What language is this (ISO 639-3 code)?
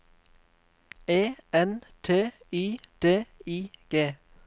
nor